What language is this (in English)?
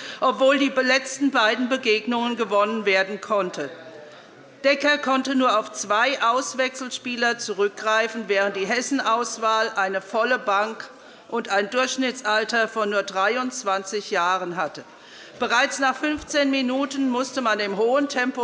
German